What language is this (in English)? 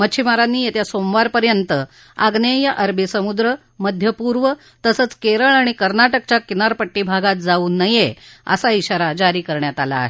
Marathi